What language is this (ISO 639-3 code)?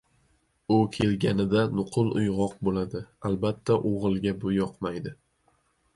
uzb